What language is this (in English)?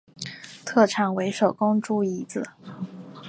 Chinese